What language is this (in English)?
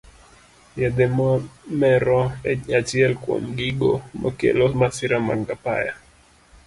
Luo (Kenya and Tanzania)